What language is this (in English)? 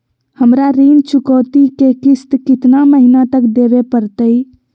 Magahi